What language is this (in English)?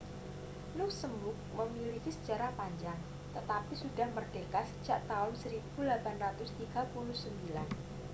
Indonesian